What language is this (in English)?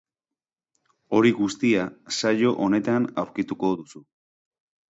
Basque